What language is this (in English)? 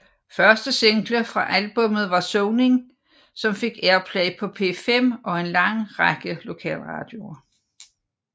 Danish